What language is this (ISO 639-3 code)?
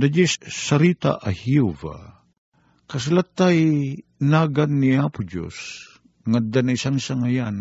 fil